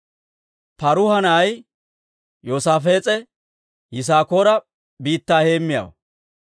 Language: Dawro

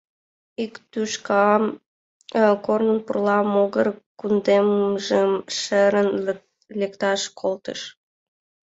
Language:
Mari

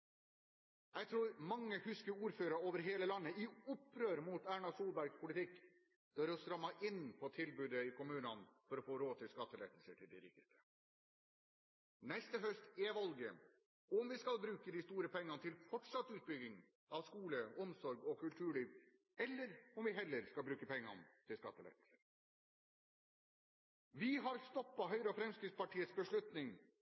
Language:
Norwegian Bokmål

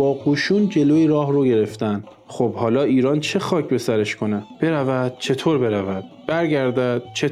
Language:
Persian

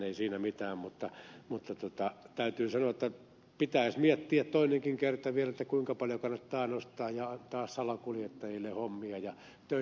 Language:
Finnish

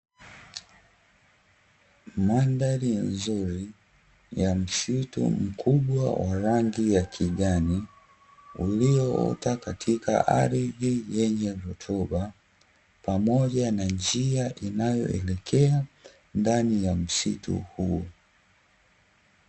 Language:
Swahili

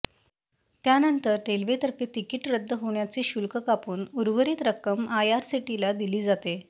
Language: Marathi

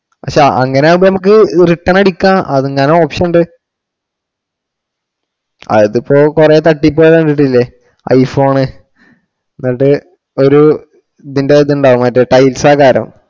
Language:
Malayalam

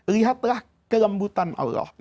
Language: Indonesian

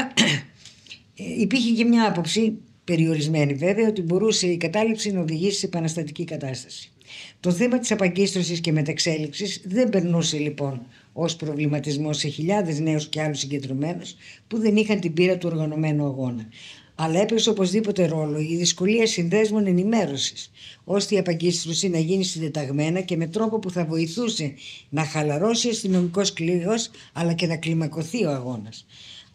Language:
Greek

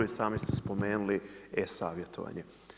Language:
Croatian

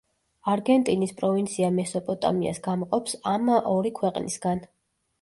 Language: Georgian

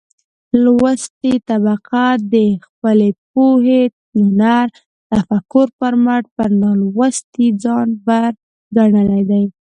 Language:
Pashto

